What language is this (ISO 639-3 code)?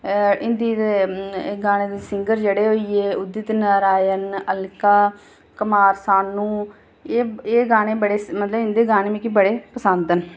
doi